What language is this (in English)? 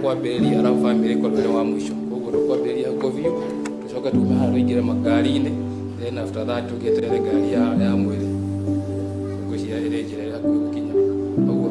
Indonesian